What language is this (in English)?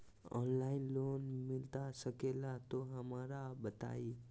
Magahi